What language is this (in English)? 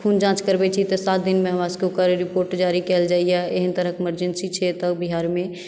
Maithili